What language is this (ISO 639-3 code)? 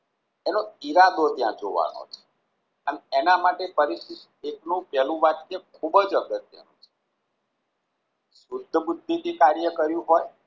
guj